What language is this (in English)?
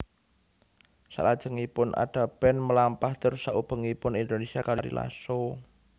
Javanese